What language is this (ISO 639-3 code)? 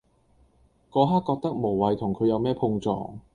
yue